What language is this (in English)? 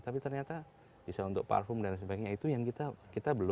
Indonesian